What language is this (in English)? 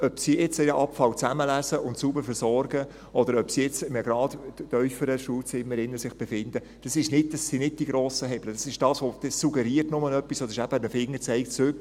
Swiss German